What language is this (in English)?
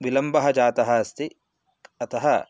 Sanskrit